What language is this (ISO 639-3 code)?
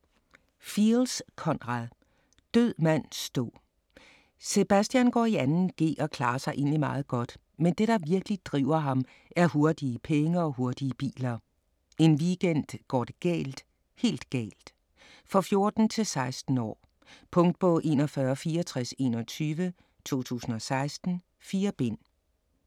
dan